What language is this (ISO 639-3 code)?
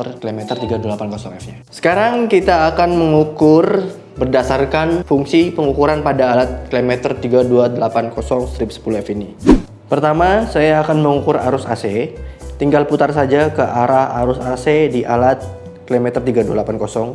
ind